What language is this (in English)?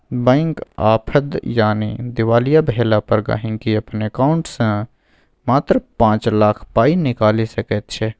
Maithili